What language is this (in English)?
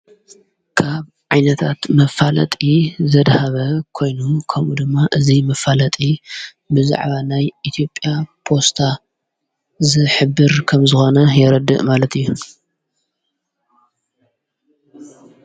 Tigrinya